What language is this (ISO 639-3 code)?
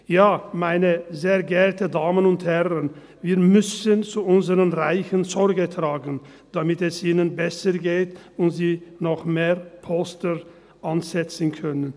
gsw